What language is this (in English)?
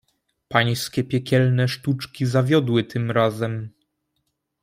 Polish